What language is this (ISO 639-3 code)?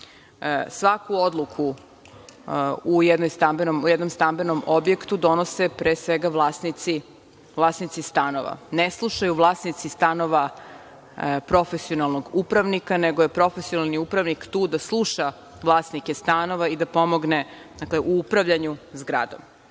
srp